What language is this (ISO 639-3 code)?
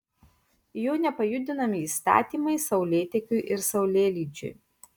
lit